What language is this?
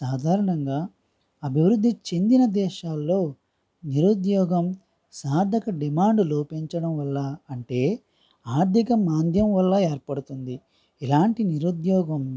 Telugu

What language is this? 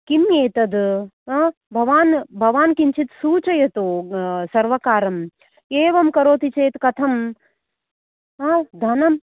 Sanskrit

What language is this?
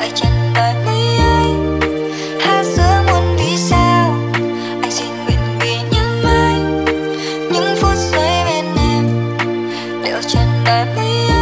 Vietnamese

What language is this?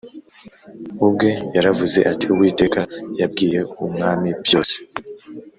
Kinyarwanda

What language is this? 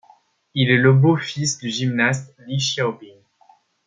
French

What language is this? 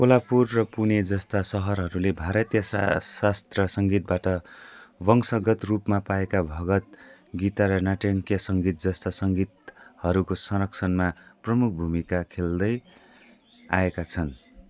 Nepali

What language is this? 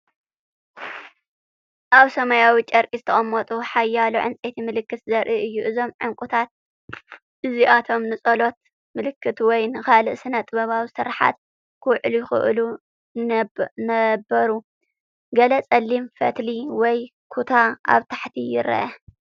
Tigrinya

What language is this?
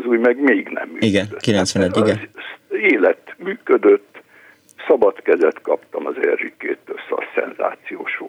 Hungarian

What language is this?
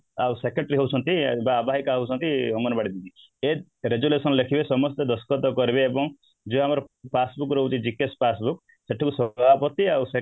Odia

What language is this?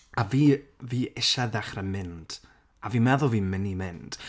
Welsh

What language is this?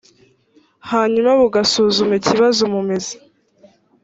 Kinyarwanda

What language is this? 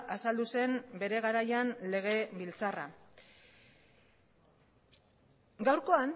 Basque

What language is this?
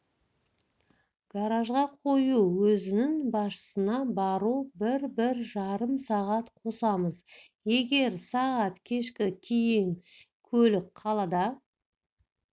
Kazakh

